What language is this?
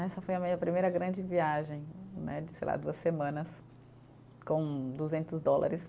Portuguese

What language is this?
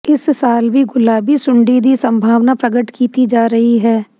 Punjabi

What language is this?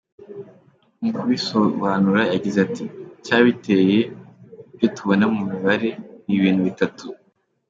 Kinyarwanda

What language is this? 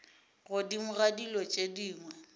Northern Sotho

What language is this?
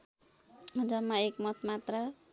Nepali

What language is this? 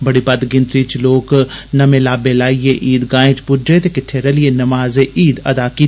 Dogri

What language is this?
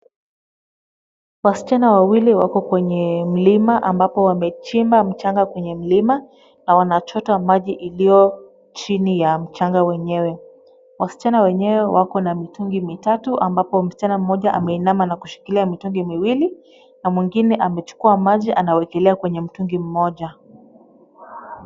Swahili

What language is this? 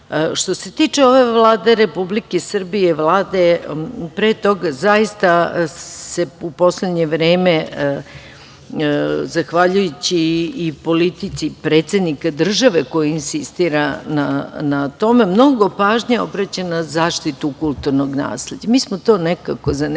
Serbian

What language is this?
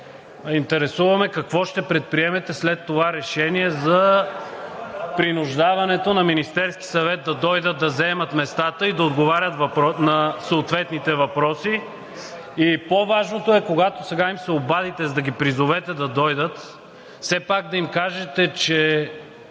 Bulgarian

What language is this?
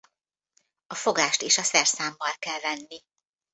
Hungarian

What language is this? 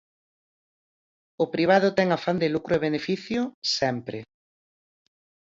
Galician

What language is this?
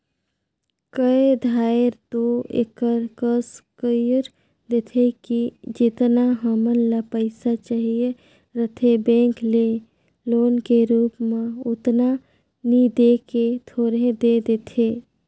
Chhattisgarhi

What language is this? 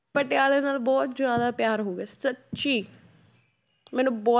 Punjabi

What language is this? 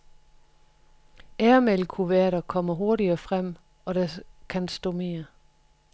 Danish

